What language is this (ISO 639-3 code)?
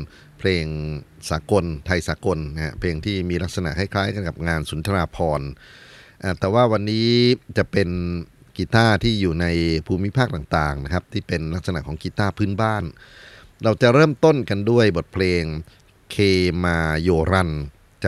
tha